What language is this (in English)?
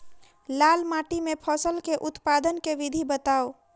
Maithili